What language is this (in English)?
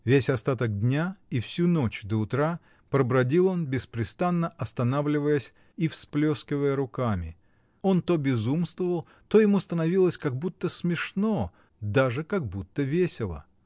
Russian